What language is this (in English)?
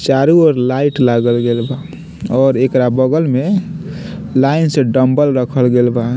Bhojpuri